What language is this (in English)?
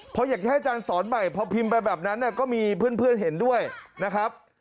Thai